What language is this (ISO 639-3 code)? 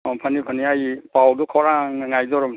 mni